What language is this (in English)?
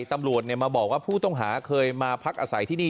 Thai